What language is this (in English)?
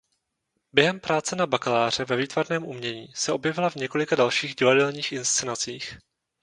Czech